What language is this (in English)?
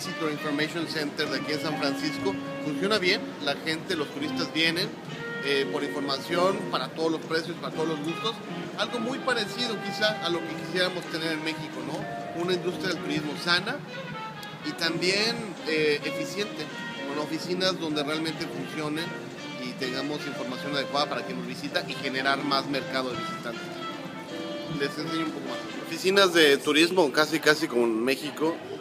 Spanish